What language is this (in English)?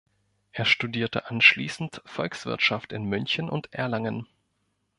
German